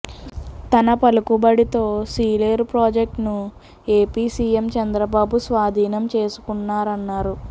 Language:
Telugu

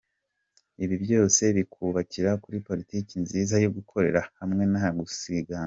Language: Kinyarwanda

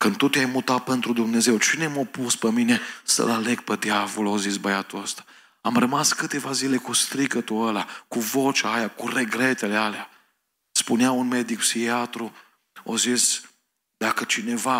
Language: Romanian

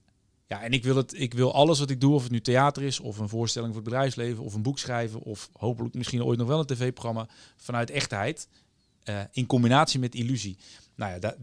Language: Dutch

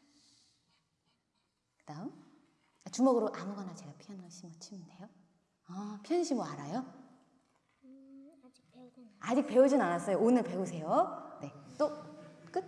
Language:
Korean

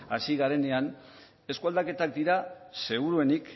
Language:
Basque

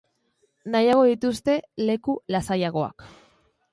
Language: Basque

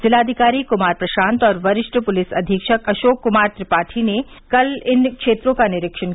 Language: Hindi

